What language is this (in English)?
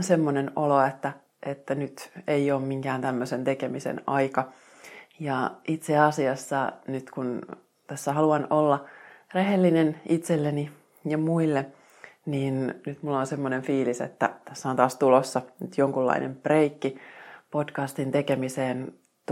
Finnish